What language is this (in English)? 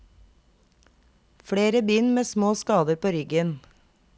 Norwegian